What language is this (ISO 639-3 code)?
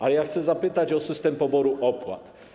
pol